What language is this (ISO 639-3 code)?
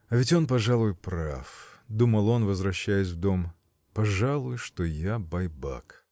rus